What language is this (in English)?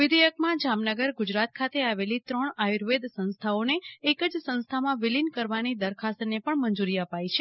Gujarati